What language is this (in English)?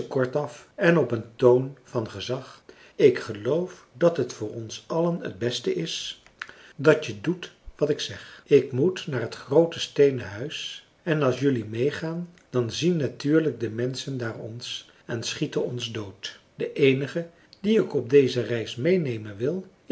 Dutch